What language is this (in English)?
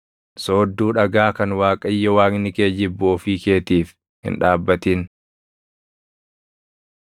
Oromo